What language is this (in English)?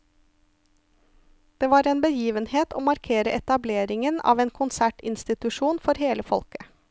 Norwegian